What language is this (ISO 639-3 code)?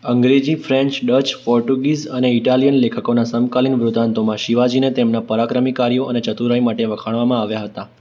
guj